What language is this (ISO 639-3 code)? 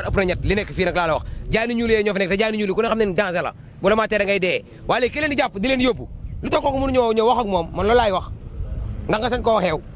ind